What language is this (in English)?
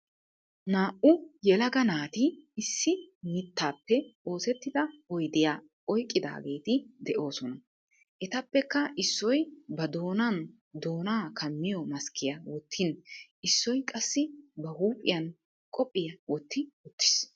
Wolaytta